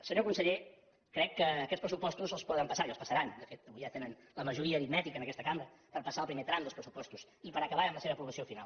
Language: Catalan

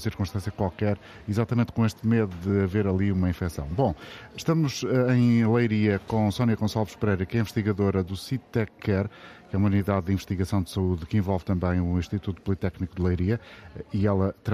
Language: Portuguese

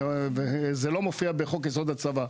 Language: Hebrew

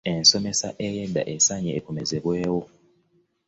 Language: Ganda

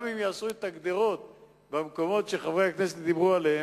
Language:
Hebrew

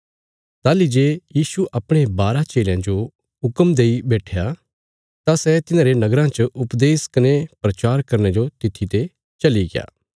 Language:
Bilaspuri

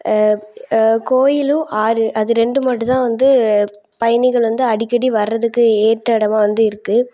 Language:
Tamil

